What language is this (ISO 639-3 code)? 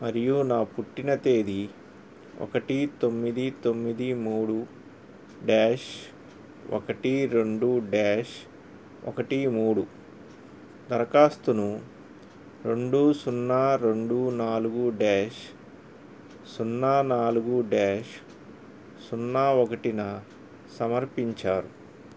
tel